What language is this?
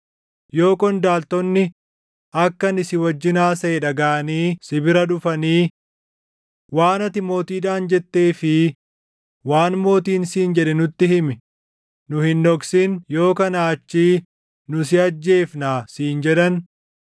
Oromo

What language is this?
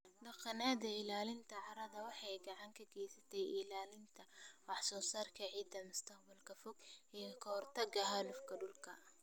Somali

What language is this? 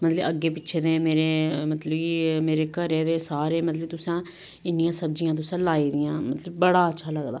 Dogri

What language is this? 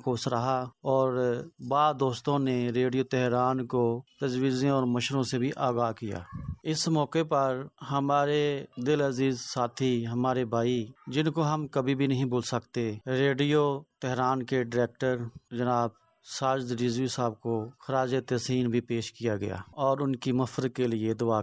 Urdu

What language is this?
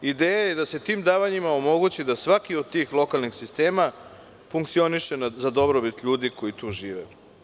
Serbian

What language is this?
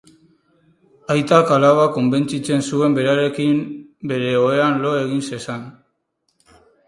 Basque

